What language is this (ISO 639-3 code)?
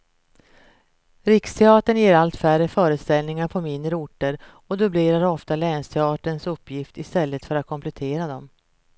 swe